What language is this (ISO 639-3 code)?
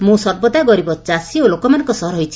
ori